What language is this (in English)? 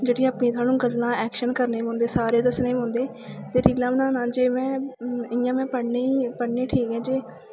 Dogri